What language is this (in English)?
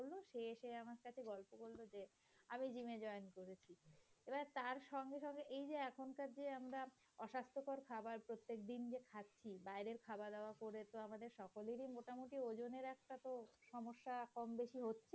Bangla